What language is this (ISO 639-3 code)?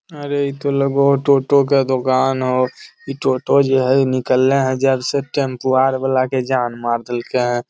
mag